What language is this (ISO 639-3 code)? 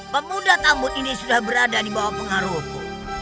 ind